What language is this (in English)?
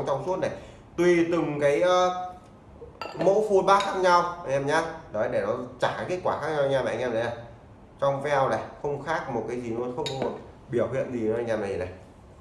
Vietnamese